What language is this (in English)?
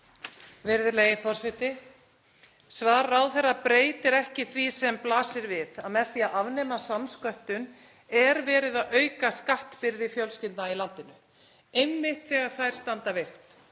Icelandic